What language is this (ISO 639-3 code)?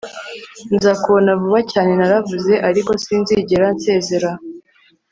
kin